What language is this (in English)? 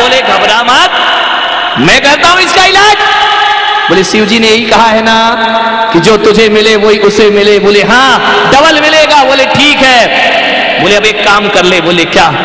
Hindi